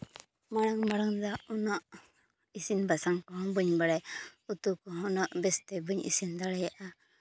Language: Santali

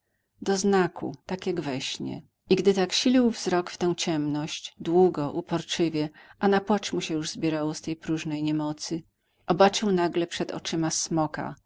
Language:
Polish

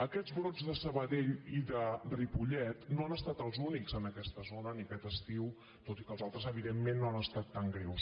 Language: Catalan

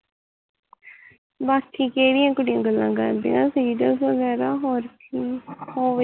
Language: Punjabi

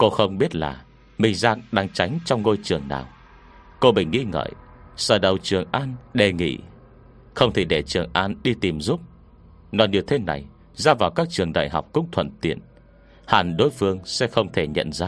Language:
Vietnamese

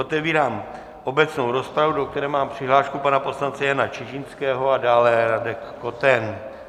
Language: Czech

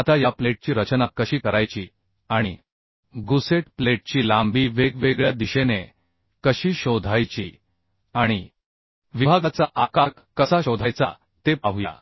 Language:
Marathi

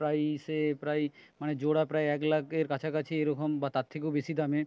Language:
Bangla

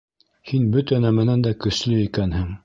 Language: Bashkir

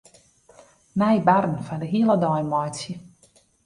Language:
Western Frisian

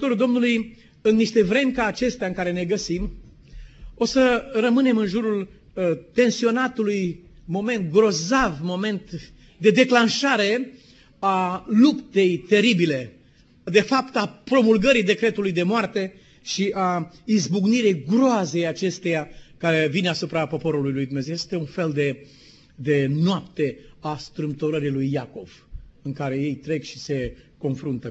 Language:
Romanian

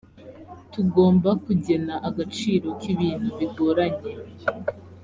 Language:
Kinyarwanda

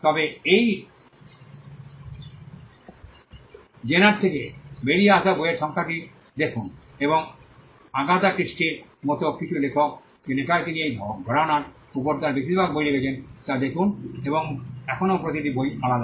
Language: Bangla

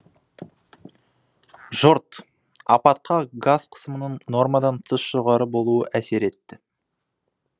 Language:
Kazakh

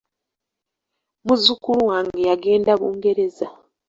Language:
Ganda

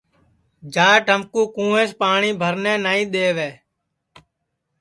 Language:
Sansi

